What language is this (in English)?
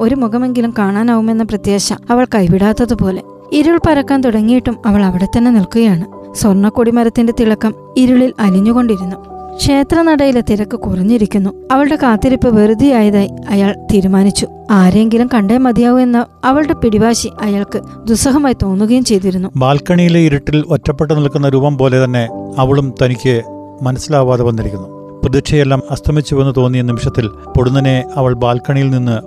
Malayalam